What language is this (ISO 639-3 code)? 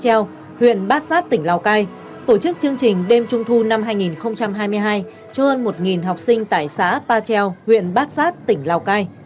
vie